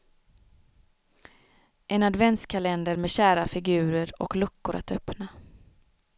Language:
Swedish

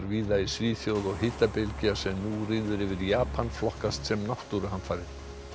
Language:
Icelandic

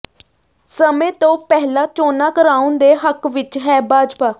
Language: Punjabi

